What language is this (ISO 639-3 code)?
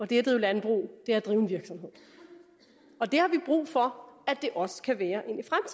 dan